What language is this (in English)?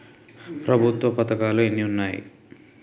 Telugu